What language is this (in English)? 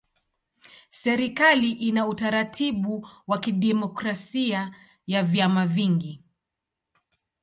Swahili